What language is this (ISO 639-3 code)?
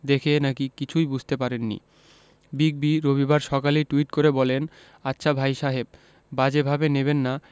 ben